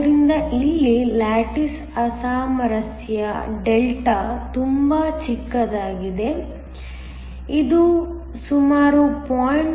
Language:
Kannada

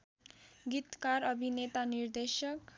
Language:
Nepali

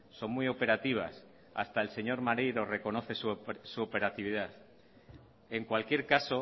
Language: Spanish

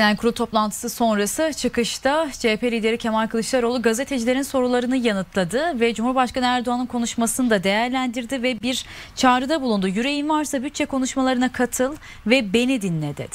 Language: Turkish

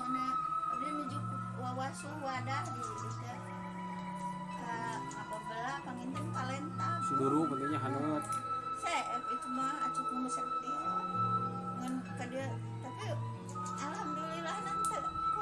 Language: Indonesian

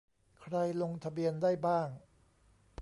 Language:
Thai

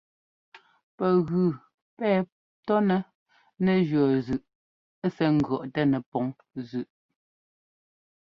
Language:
Ngomba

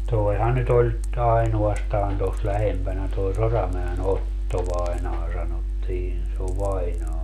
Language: Finnish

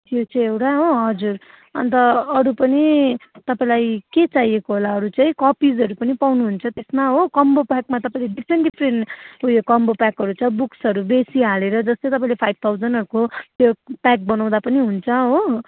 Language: Nepali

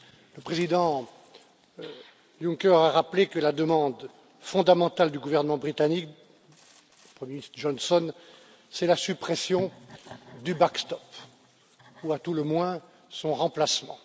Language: French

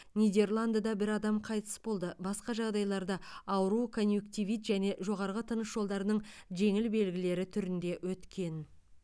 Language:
Kazakh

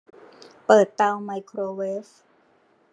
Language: Thai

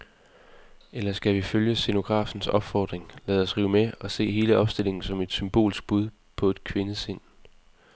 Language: Danish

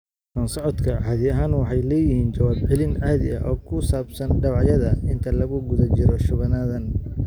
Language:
Somali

